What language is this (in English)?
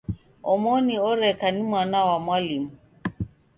Taita